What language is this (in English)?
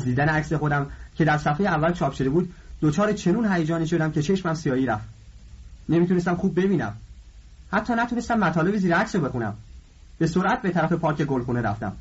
Persian